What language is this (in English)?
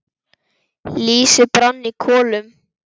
Icelandic